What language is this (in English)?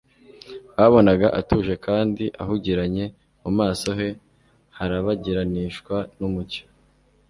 Kinyarwanda